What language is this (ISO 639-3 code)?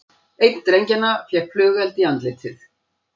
isl